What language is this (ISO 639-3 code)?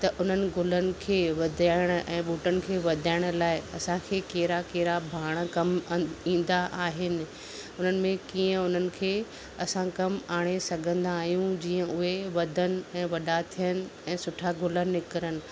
snd